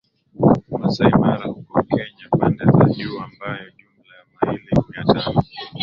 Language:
Swahili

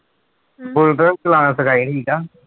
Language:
Punjabi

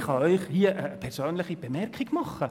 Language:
Swiss German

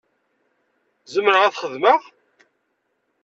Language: Kabyle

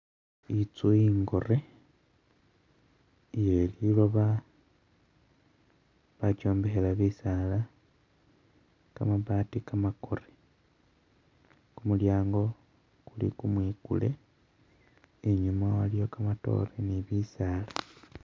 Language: Masaaba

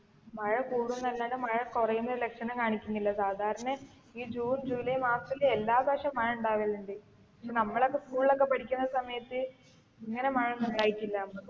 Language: Malayalam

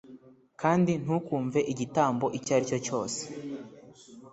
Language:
Kinyarwanda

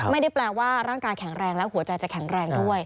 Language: Thai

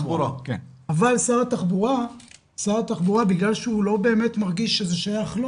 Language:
Hebrew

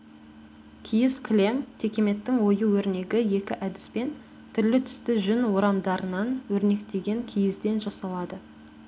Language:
Kazakh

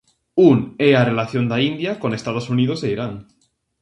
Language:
Galician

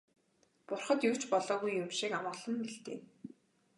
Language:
Mongolian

